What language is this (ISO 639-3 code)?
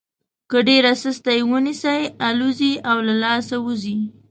pus